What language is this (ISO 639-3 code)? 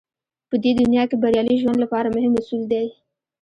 pus